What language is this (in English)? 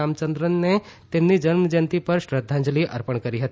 Gujarati